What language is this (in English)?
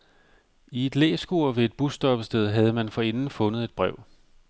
Danish